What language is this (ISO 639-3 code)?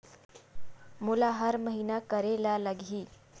hne